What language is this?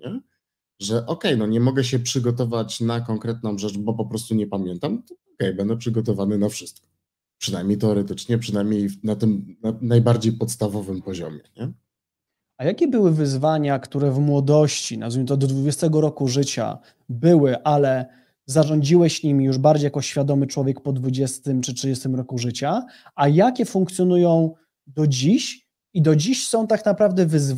Polish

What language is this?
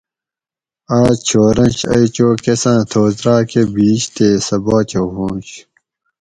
Gawri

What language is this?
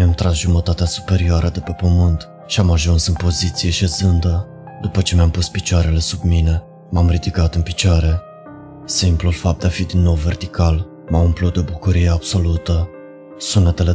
Romanian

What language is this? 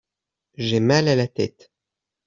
French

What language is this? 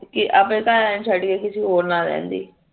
Punjabi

